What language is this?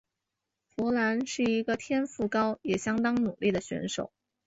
Chinese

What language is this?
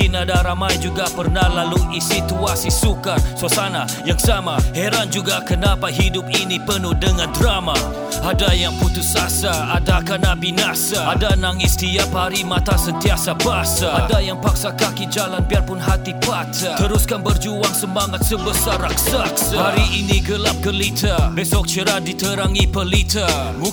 Malay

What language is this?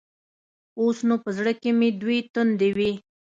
Pashto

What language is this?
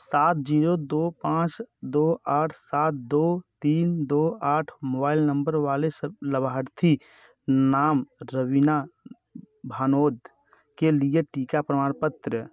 Hindi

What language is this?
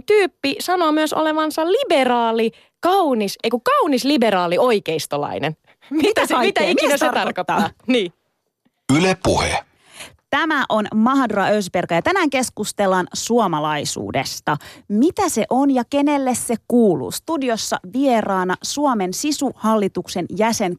Finnish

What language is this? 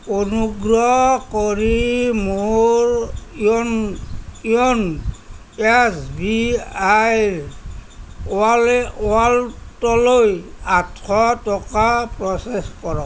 Assamese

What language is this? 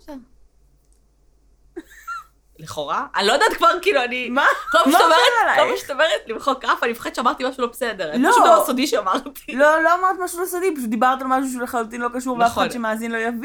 Hebrew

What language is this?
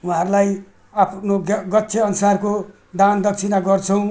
Nepali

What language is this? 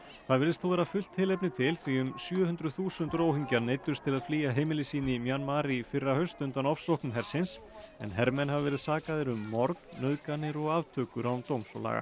Icelandic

